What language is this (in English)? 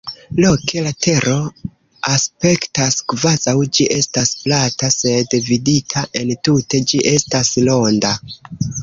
Esperanto